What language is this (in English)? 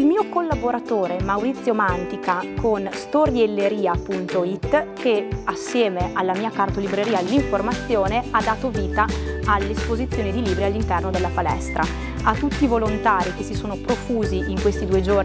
Italian